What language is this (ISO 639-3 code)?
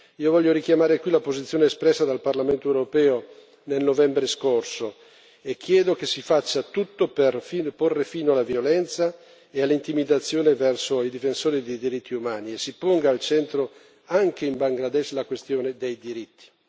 ita